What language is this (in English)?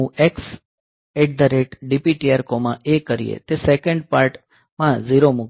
Gujarati